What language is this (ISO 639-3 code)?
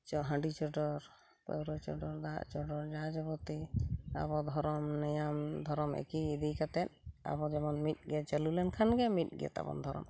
sat